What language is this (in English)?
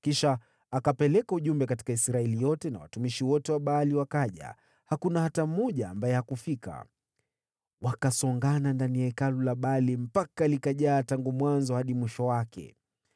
Swahili